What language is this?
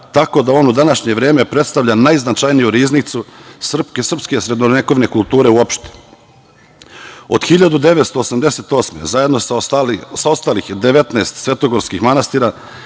Serbian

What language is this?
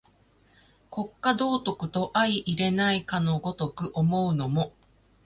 Japanese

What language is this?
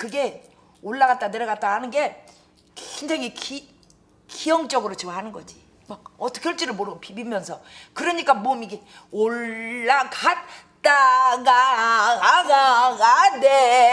Korean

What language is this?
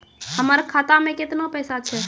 Maithili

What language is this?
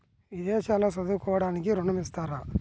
Telugu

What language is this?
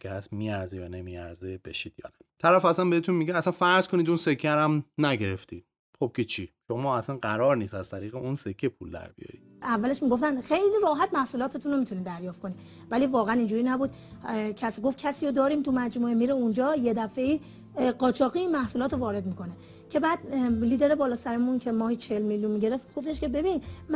Persian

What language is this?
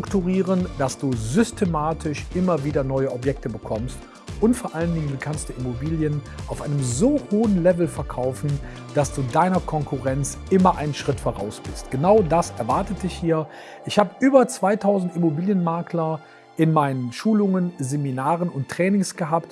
German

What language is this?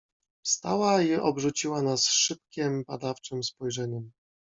Polish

